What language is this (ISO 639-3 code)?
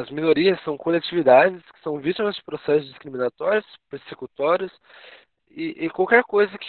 por